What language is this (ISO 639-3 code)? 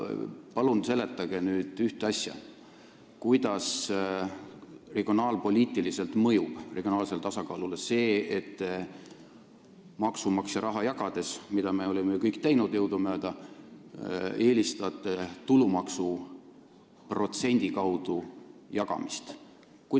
est